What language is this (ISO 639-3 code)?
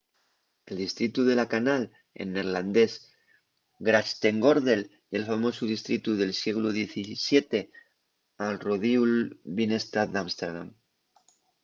ast